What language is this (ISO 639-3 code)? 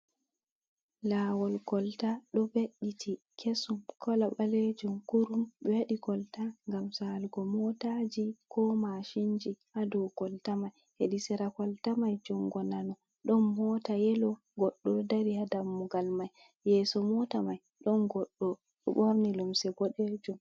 ful